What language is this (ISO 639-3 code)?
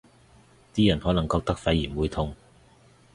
yue